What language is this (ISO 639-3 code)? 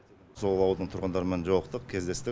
kaz